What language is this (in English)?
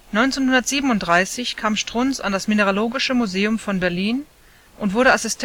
German